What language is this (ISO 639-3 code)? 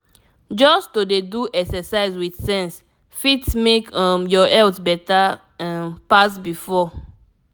pcm